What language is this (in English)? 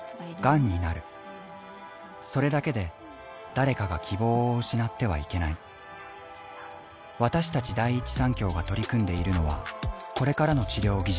Japanese